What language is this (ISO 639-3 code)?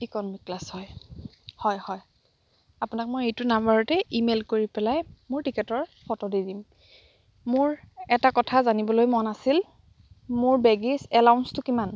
asm